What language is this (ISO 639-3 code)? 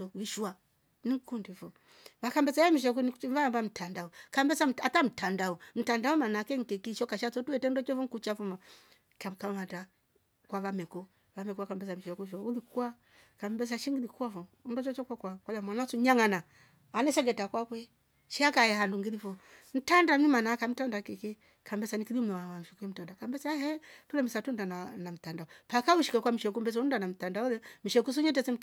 rof